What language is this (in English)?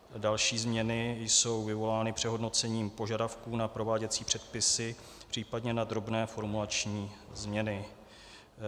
Czech